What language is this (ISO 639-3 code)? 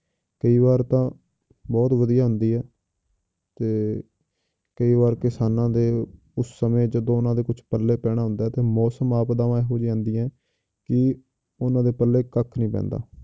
pan